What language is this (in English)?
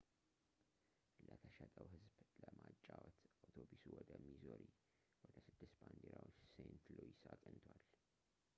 Amharic